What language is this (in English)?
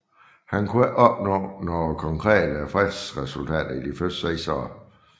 Danish